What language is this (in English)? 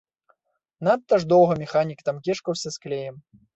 Belarusian